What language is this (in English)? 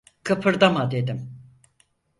Turkish